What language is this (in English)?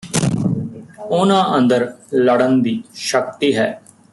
Punjabi